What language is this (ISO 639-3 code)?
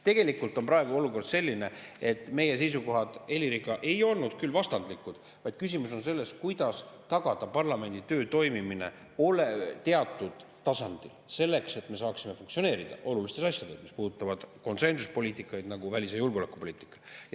est